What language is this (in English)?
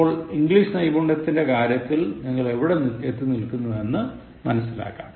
Malayalam